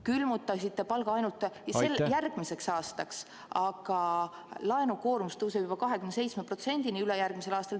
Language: Estonian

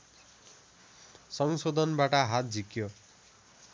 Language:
Nepali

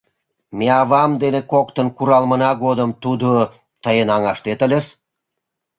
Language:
Mari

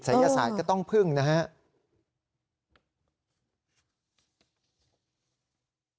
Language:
Thai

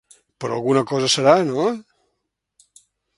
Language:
Catalan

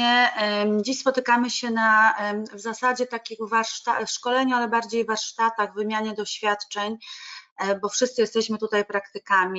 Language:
Polish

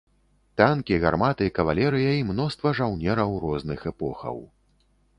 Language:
Belarusian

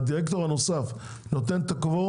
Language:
Hebrew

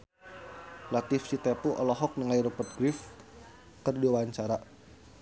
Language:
Sundanese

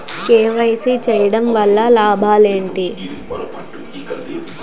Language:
Telugu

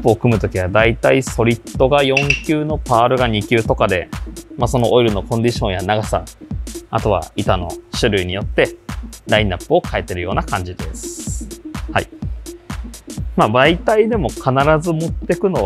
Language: Japanese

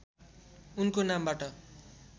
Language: Nepali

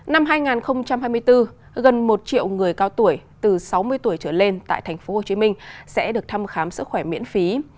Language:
Vietnamese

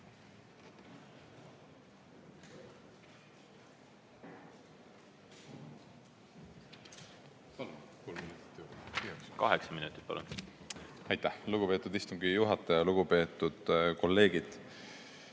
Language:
Estonian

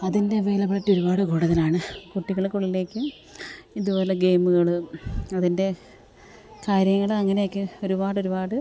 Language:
Malayalam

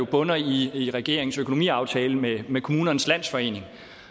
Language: Danish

